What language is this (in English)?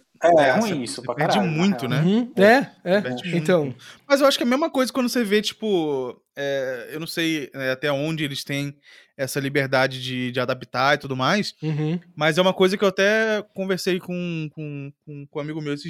Portuguese